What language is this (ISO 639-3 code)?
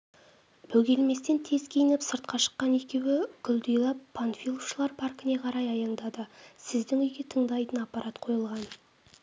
kaz